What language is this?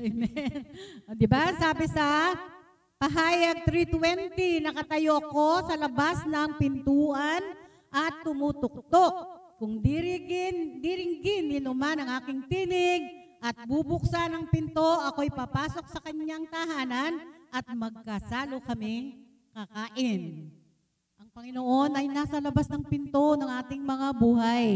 Filipino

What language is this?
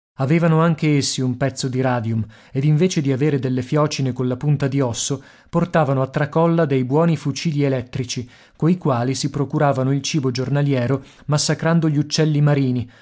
Italian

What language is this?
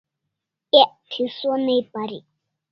Kalasha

